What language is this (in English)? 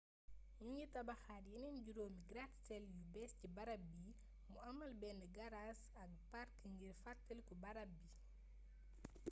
Wolof